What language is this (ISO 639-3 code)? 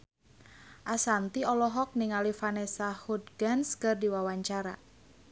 sun